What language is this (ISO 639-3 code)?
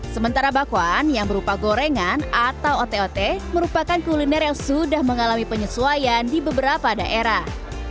ind